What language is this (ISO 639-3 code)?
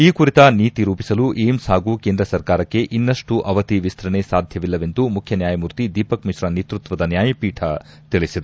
kan